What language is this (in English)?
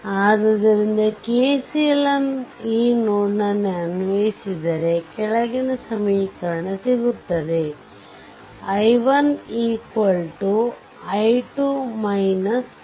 Kannada